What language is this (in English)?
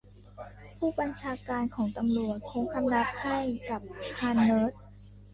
Thai